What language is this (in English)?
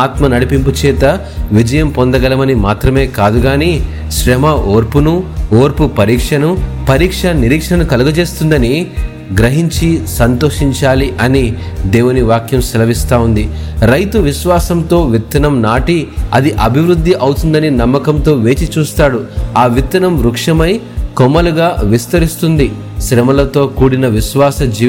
Telugu